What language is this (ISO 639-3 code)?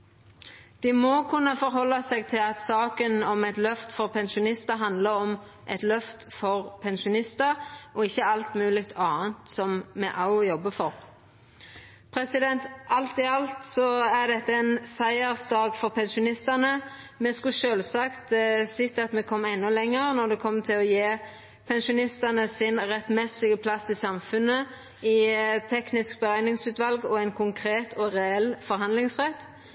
nno